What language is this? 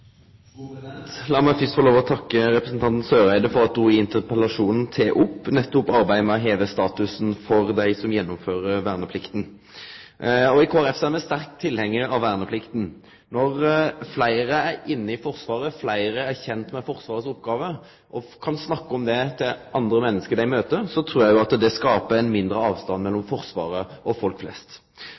Norwegian Nynorsk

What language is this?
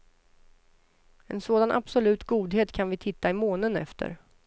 Swedish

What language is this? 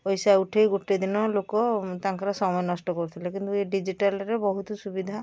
Odia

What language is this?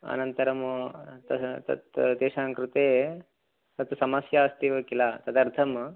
Sanskrit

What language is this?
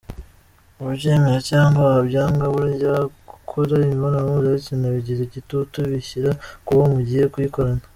Kinyarwanda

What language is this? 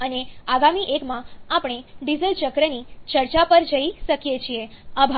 Gujarati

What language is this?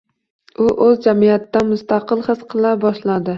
Uzbek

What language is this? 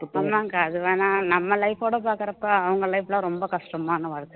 Tamil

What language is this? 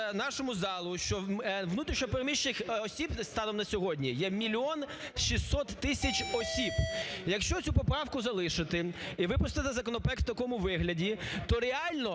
Ukrainian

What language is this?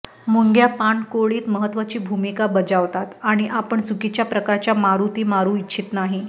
Marathi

